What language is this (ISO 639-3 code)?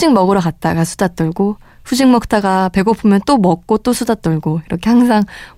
kor